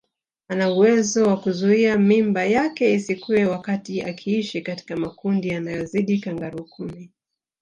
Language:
Swahili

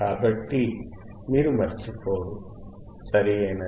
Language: Telugu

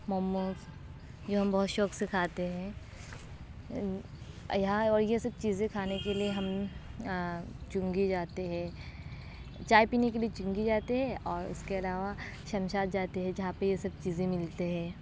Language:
Urdu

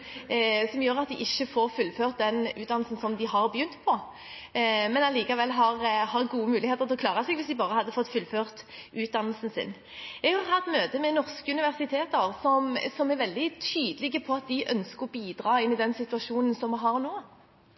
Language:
Norwegian Bokmål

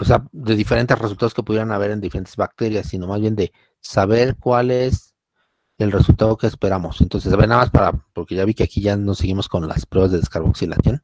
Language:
Spanish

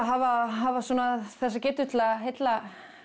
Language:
Icelandic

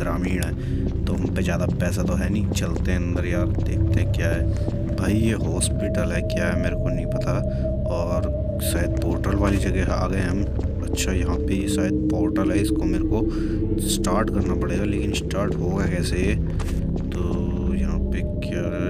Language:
Hindi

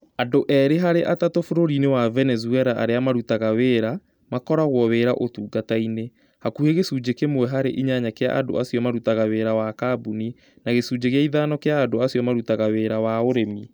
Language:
Kikuyu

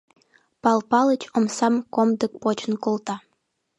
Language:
Mari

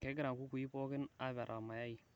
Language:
Masai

